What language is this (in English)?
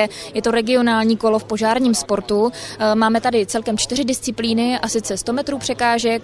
Czech